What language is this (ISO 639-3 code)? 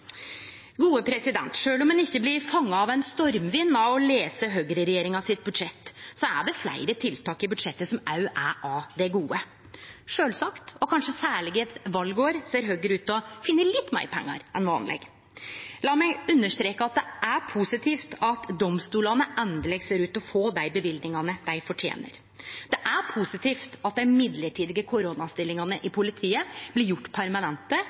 nno